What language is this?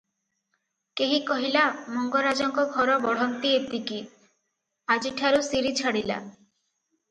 Odia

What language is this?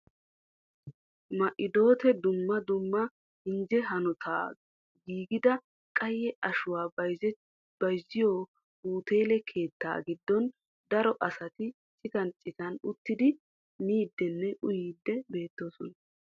Wolaytta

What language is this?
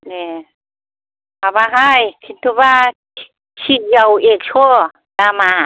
Bodo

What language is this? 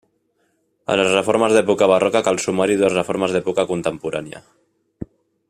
Catalan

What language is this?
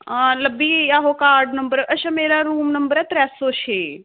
Dogri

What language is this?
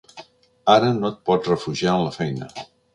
Catalan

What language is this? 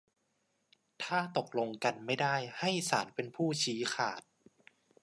Thai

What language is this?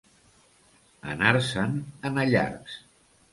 Catalan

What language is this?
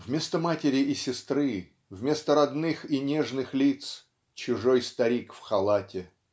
Russian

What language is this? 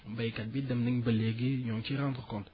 Wolof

